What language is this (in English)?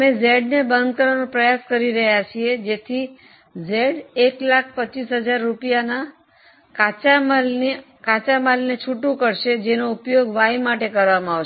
Gujarati